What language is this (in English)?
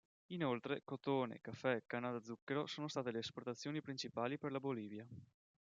Italian